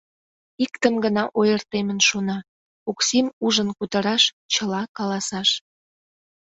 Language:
Mari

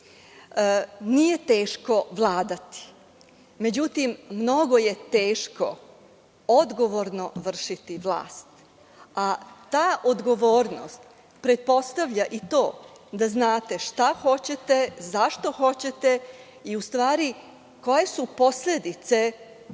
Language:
Serbian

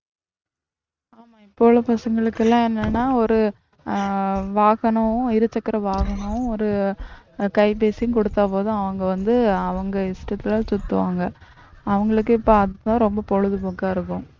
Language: Tamil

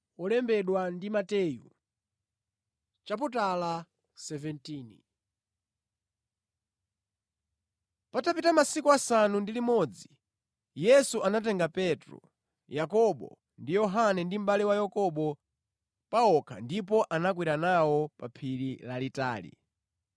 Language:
Nyanja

